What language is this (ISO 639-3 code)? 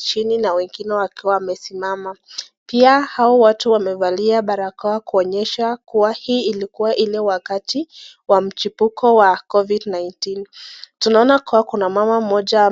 swa